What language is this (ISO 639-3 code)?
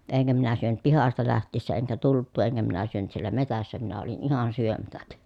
fin